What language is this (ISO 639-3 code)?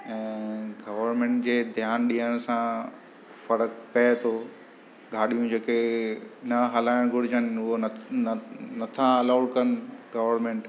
snd